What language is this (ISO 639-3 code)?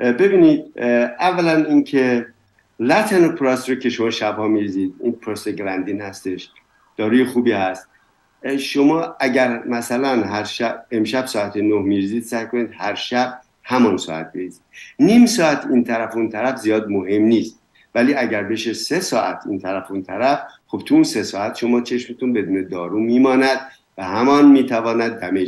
fas